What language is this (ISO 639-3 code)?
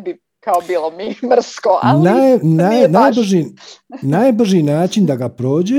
hrv